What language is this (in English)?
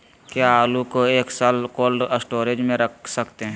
Magahi